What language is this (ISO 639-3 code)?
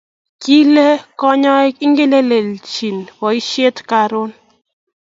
kln